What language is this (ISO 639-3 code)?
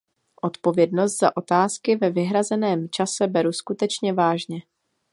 ces